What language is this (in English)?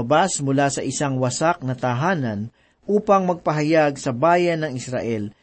Filipino